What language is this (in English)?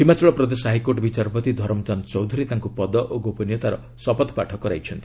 Odia